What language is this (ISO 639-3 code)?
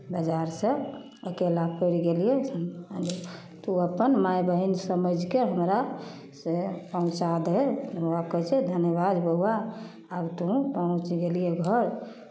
mai